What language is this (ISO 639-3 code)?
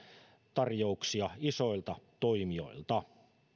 fin